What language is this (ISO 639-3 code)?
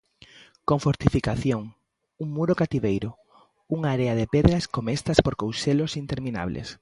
glg